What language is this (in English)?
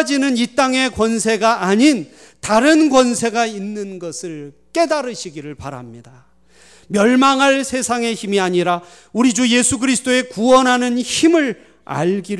Korean